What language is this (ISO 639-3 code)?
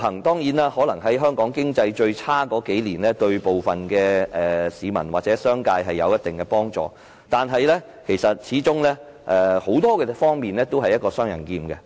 yue